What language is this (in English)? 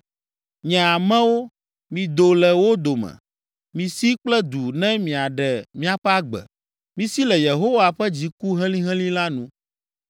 Ewe